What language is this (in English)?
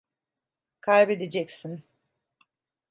Turkish